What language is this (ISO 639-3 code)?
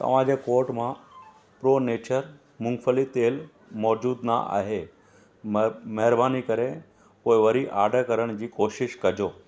snd